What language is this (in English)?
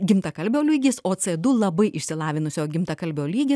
Lithuanian